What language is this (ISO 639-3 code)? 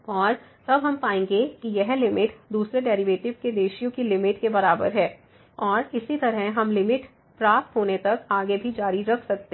hin